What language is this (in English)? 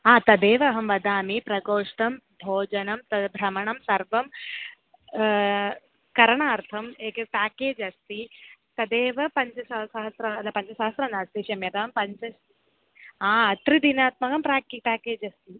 Sanskrit